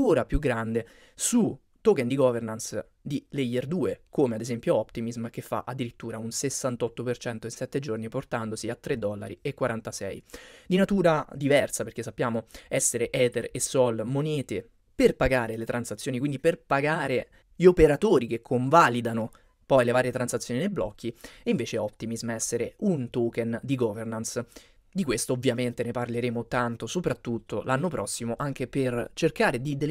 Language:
Italian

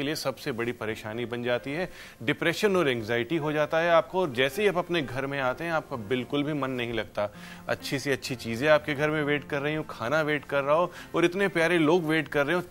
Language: Hindi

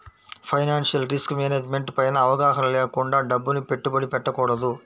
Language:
Telugu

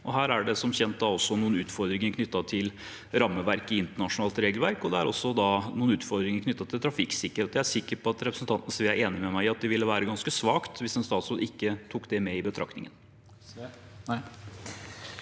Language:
Norwegian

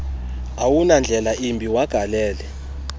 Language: Xhosa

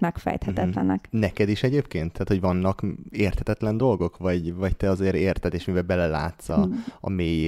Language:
Hungarian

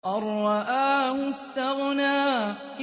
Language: Arabic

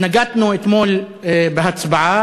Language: Hebrew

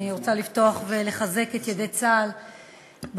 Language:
Hebrew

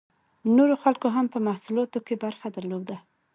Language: Pashto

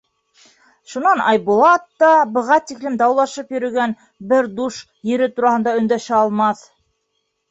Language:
Bashkir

